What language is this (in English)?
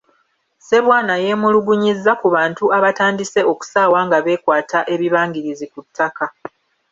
Ganda